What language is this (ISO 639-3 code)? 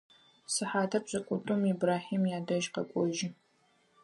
ady